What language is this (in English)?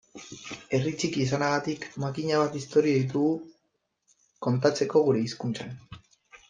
Basque